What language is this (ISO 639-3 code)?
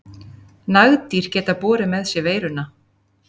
isl